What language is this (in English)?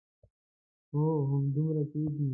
Pashto